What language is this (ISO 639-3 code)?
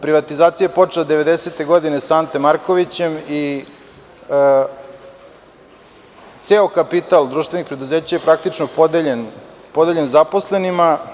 srp